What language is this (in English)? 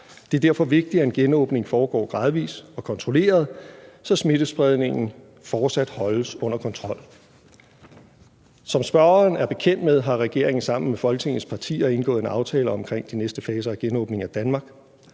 Danish